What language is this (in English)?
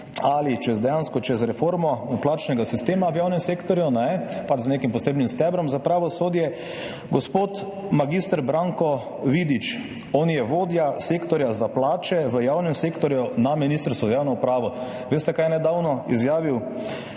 Slovenian